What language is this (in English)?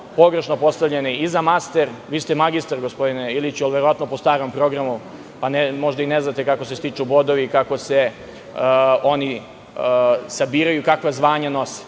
Serbian